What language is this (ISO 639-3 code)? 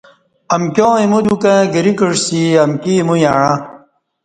bsh